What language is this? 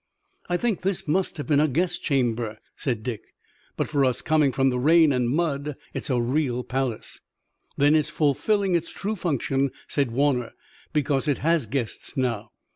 English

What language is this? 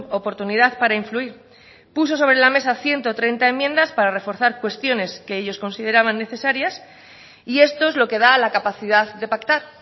Spanish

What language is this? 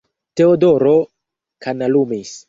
Esperanto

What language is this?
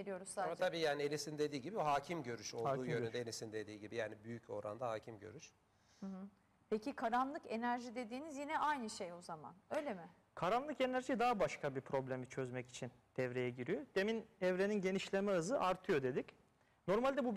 Turkish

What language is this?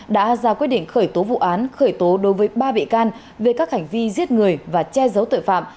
Vietnamese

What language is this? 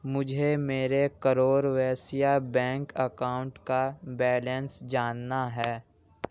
Urdu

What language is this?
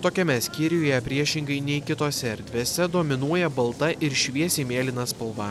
Lithuanian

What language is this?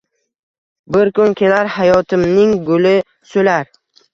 Uzbek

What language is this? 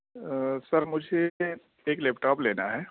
Urdu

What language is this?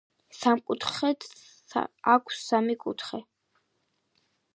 Georgian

